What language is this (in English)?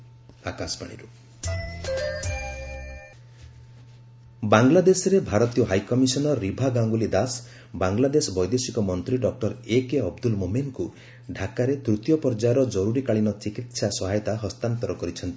Odia